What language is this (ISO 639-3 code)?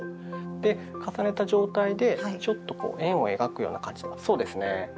jpn